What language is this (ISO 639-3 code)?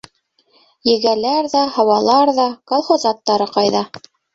bak